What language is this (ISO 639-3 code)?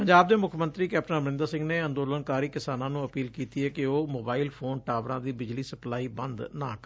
pan